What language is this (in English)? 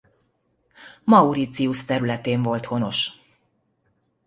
Hungarian